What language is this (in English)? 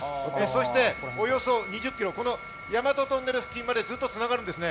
Japanese